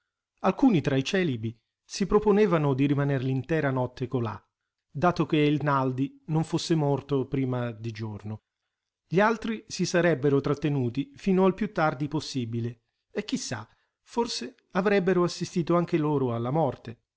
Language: Italian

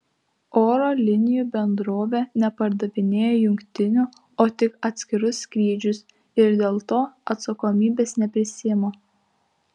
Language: Lithuanian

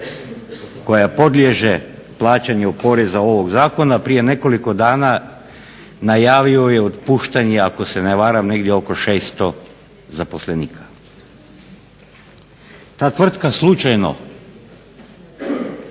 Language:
Croatian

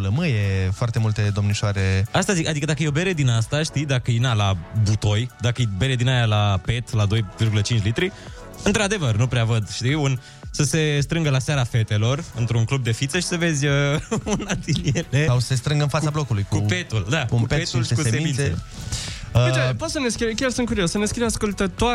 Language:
Romanian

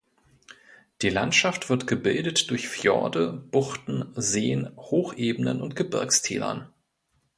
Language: German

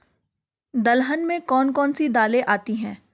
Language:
Hindi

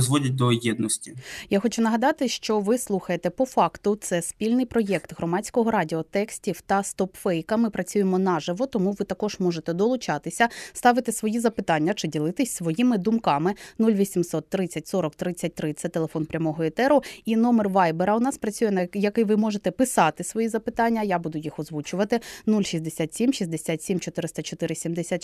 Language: Ukrainian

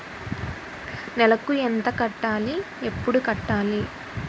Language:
Telugu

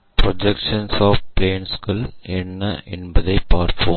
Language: Tamil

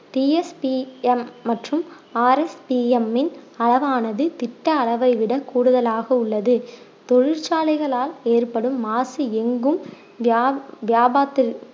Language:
Tamil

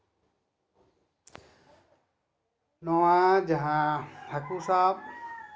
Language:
Santali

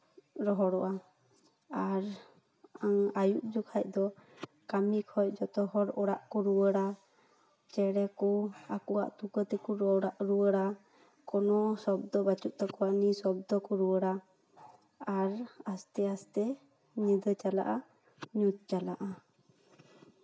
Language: Santali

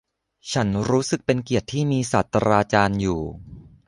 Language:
Thai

